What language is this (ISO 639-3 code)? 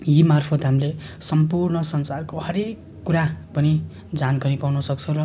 nep